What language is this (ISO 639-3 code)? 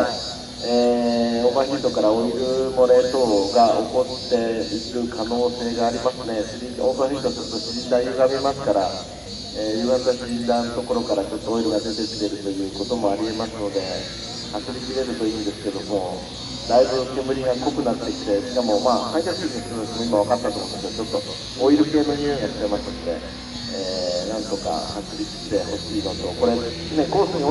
jpn